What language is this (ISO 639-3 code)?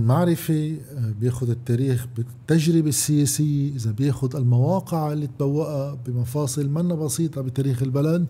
ara